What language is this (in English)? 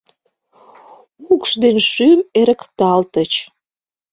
Mari